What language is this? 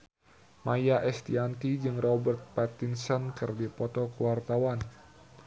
Sundanese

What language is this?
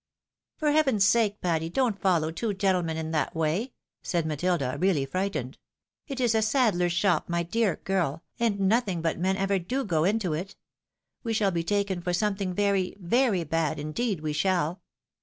English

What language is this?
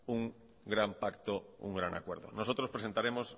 Spanish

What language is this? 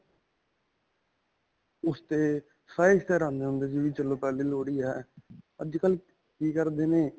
Punjabi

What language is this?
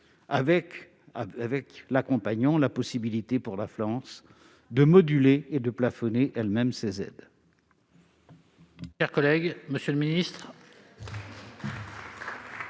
French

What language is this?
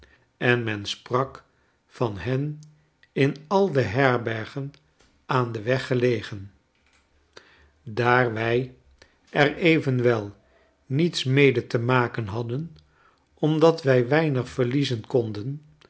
Dutch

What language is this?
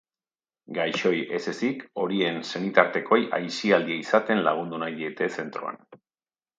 Basque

